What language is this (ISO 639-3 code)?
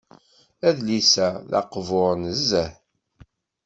kab